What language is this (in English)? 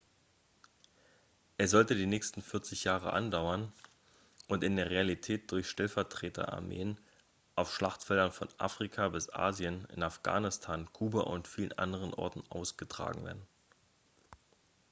German